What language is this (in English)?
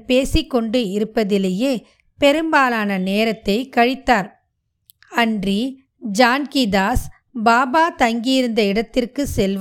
Tamil